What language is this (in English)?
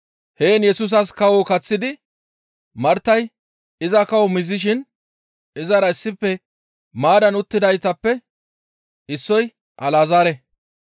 Gamo